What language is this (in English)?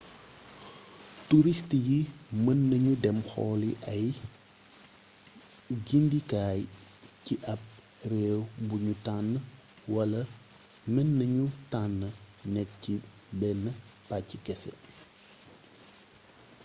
Wolof